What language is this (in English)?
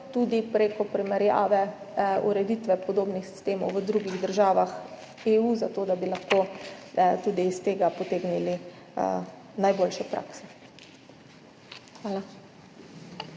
Slovenian